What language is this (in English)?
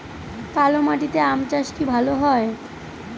Bangla